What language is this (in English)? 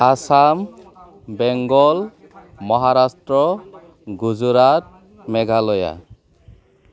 Bodo